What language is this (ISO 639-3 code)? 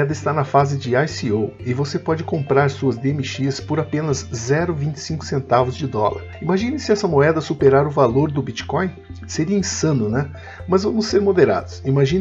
por